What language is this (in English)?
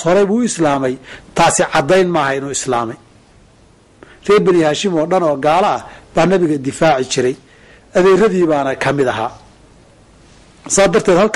Arabic